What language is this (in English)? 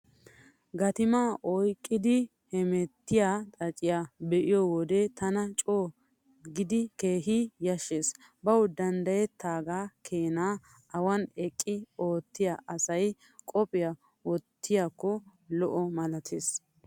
Wolaytta